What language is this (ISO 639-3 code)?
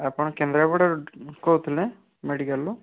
ori